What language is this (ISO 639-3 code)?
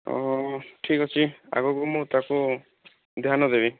ori